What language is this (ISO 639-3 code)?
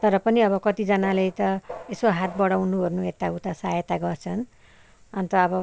nep